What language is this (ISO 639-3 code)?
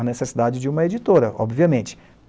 por